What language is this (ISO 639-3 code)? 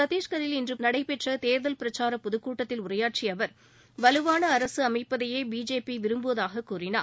tam